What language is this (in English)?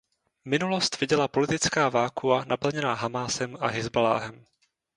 Czech